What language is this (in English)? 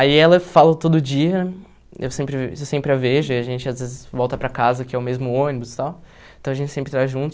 Portuguese